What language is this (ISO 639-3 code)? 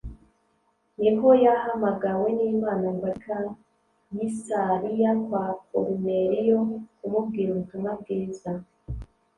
kin